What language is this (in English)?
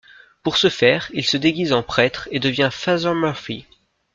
French